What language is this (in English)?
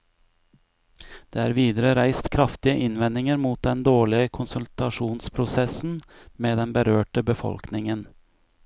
Norwegian